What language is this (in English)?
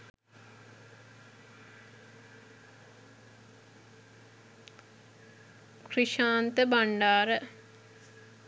Sinhala